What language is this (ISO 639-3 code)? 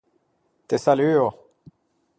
lij